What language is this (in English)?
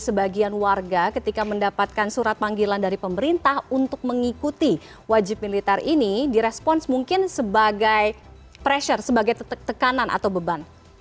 Indonesian